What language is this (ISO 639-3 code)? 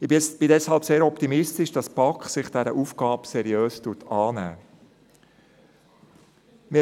gsw